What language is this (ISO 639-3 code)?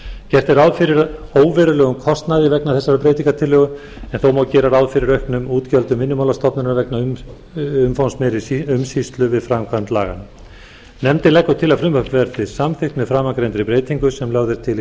isl